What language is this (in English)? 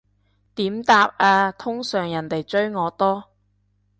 Cantonese